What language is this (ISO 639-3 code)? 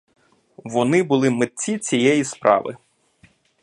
ukr